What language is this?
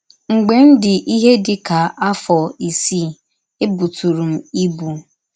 Igbo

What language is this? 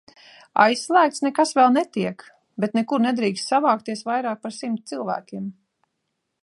Latvian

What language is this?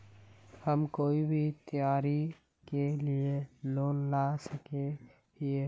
Magahi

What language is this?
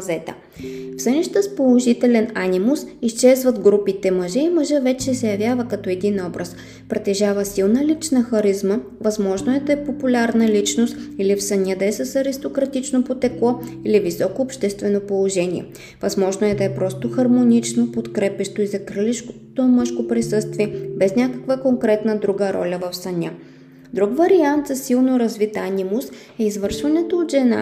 Bulgarian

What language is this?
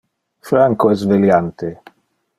Interlingua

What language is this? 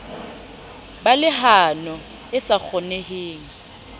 Southern Sotho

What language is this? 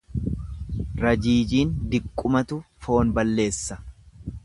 Oromo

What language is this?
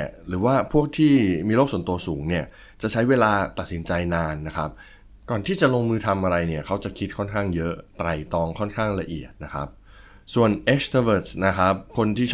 Thai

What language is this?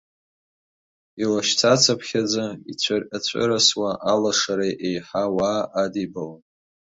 Abkhazian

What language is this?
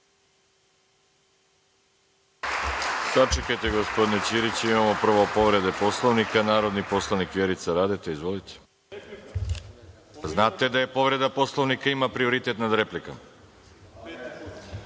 Serbian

